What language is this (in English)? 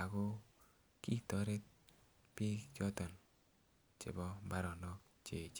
Kalenjin